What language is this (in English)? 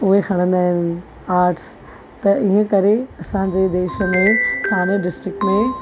Sindhi